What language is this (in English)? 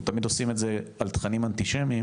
Hebrew